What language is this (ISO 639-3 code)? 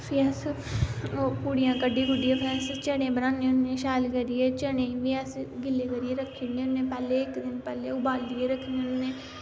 doi